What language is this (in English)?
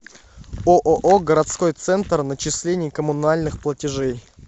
Russian